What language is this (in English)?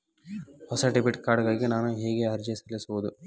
Kannada